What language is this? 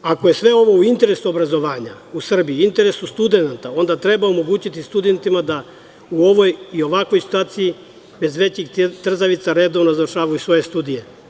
Serbian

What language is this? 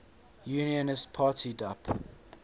English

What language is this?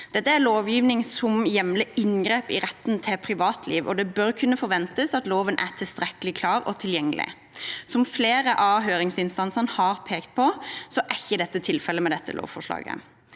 Norwegian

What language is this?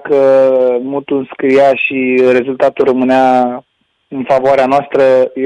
Romanian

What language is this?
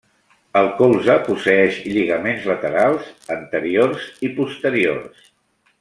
Catalan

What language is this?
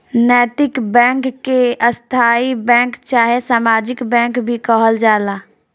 Bhojpuri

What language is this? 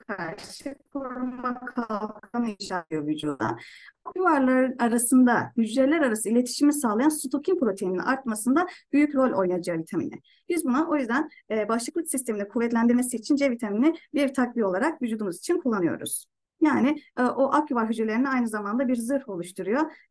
Turkish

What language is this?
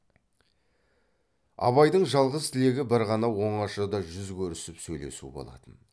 Kazakh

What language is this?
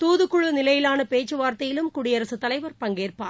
Tamil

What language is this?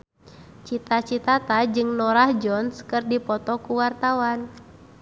Sundanese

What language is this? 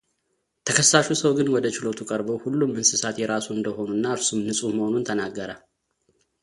Amharic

